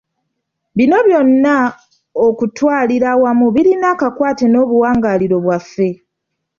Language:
Ganda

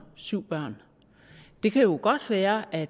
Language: Danish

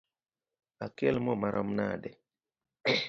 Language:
Luo (Kenya and Tanzania)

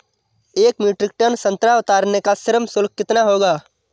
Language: Hindi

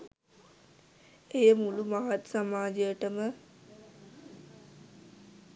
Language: Sinhala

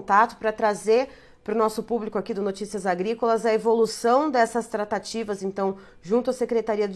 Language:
Portuguese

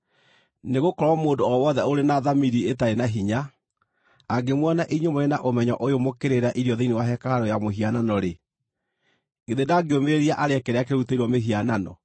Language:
Kikuyu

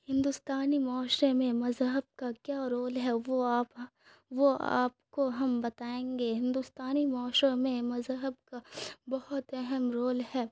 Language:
Urdu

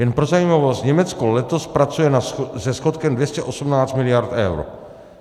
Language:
Czech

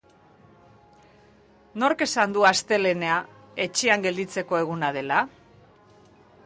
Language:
Basque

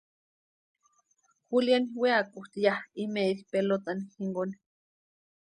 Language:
Western Highland Purepecha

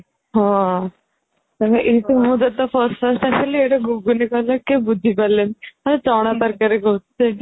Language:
Odia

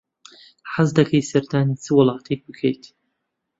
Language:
Central Kurdish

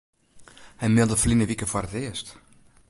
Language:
Western Frisian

